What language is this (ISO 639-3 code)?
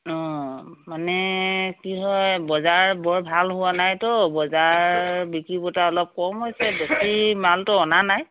asm